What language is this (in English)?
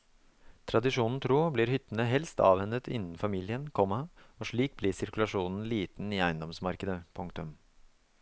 Norwegian